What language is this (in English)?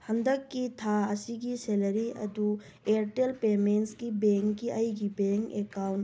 Manipuri